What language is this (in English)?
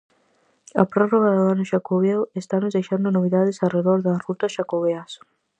Galician